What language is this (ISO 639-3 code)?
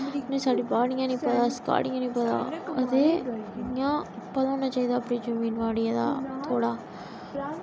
doi